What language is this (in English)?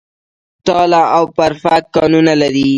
Pashto